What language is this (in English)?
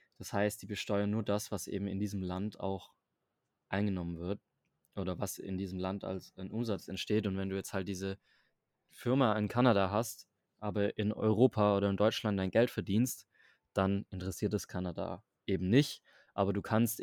German